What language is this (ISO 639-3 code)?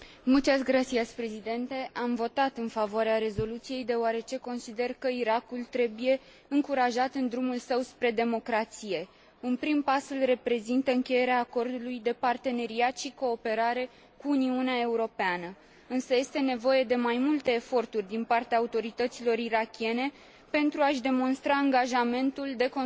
ron